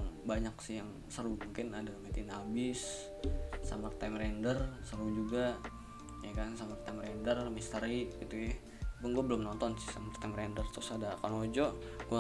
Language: Indonesian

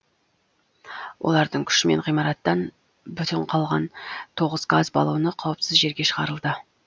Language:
Kazakh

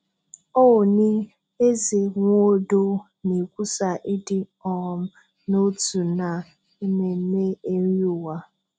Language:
Igbo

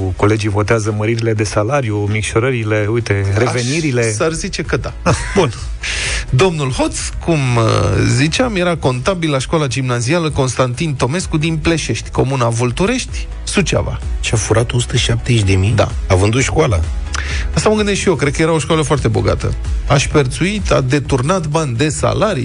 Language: Romanian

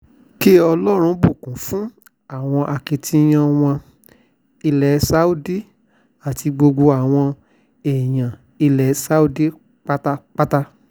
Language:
Yoruba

